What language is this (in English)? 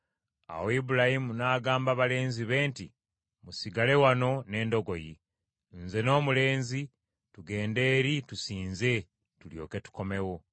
Ganda